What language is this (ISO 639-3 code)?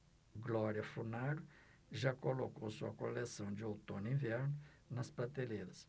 por